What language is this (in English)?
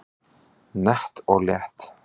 Icelandic